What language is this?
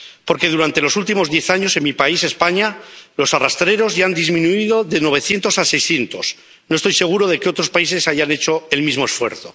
Spanish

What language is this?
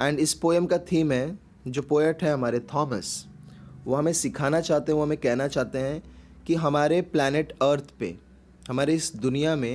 Hindi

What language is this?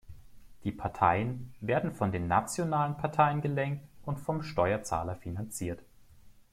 German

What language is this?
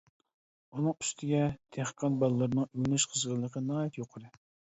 Uyghur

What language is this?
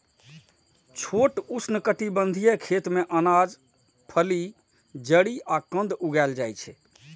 Maithili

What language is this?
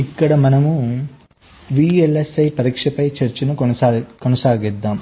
Telugu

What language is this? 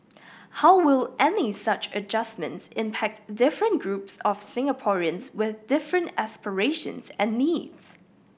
English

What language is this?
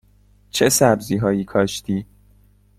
Persian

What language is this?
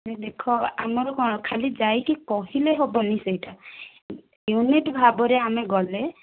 Odia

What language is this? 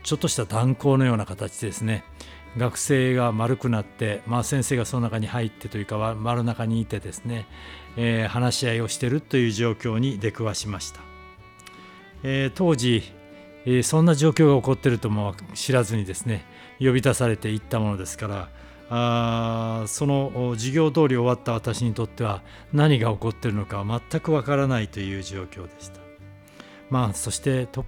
Japanese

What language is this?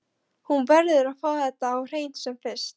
Icelandic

